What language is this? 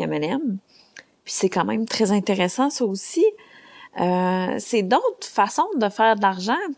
French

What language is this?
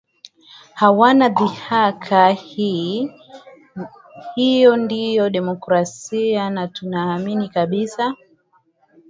Swahili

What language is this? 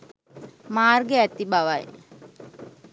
Sinhala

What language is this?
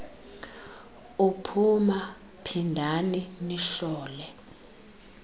Xhosa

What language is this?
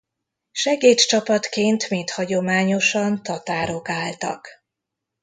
Hungarian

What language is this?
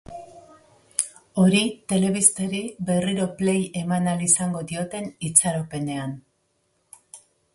Basque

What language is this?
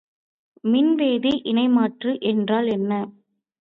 Tamil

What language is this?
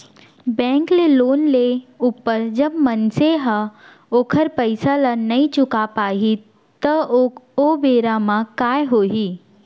Chhattisgarhi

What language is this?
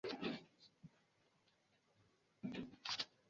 Swahili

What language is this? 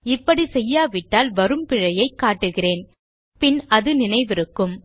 Tamil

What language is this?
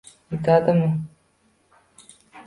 Uzbek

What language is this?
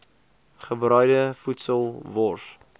Afrikaans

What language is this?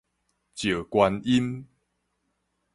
Min Nan Chinese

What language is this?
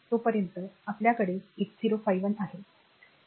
Marathi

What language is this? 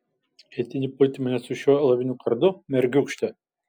Lithuanian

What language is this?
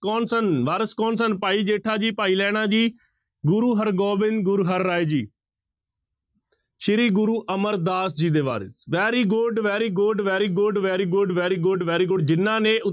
Punjabi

